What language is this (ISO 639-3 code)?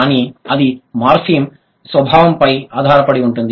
tel